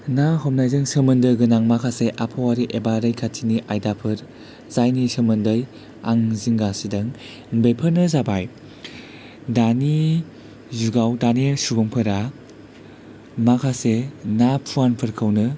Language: Bodo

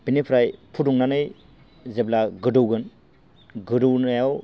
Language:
Bodo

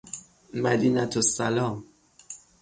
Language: Persian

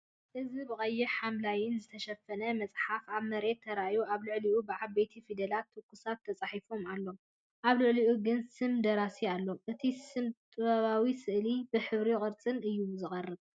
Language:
Tigrinya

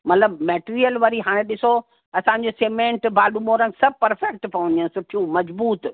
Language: Sindhi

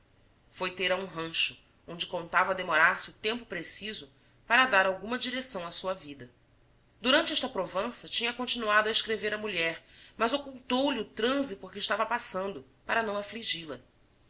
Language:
Portuguese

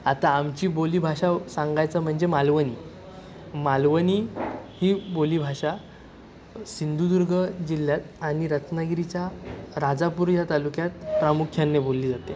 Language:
Marathi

